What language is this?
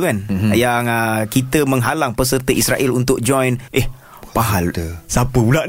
Malay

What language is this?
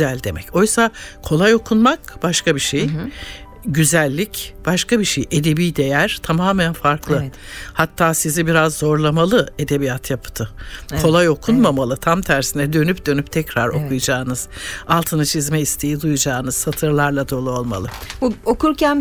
Turkish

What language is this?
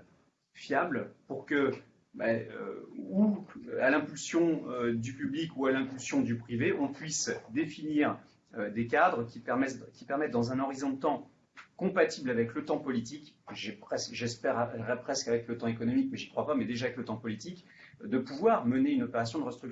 French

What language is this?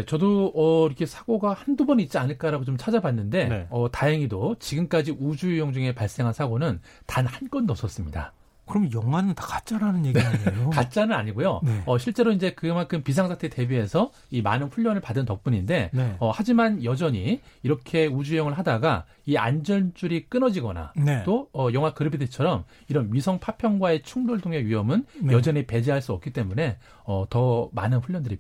Korean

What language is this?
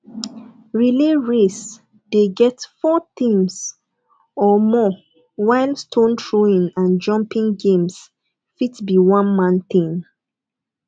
Nigerian Pidgin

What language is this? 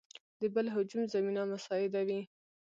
Pashto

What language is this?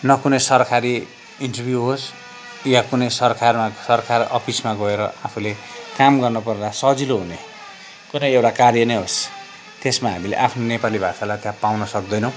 Nepali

